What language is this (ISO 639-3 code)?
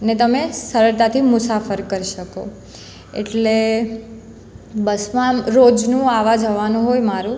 guj